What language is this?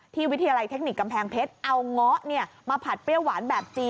Thai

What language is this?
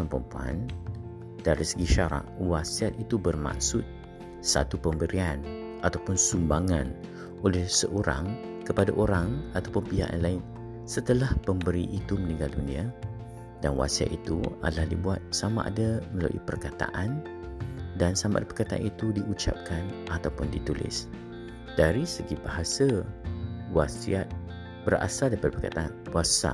Malay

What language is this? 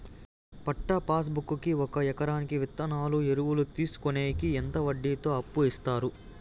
Telugu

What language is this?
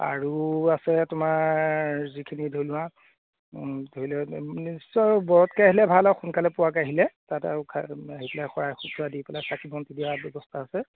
Assamese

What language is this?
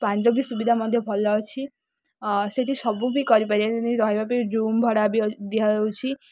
Odia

